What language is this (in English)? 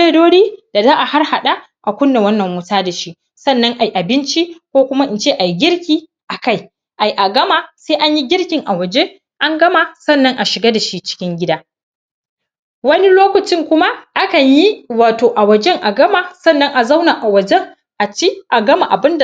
Hausa